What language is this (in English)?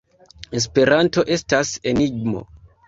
Esperanto